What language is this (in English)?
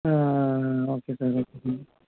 Tamil